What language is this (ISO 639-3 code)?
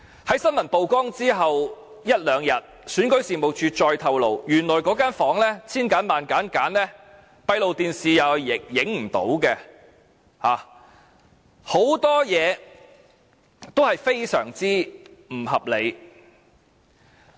yue